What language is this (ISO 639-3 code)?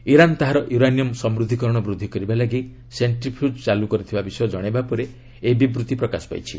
ori